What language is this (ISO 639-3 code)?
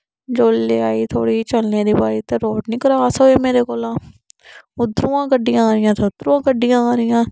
doi